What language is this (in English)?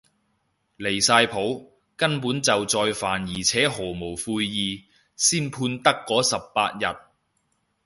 Cantonese